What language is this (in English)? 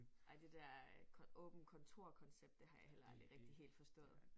Danish